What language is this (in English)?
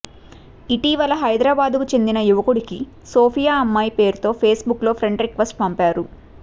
Telugu